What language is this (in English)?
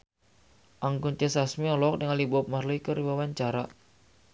Sundanese